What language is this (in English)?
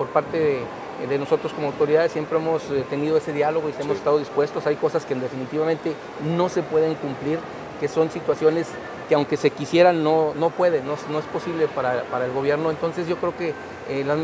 Spanish